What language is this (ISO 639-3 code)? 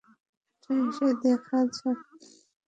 ben